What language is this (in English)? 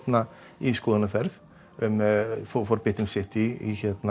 Icelandic